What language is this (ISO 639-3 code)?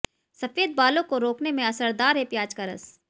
hin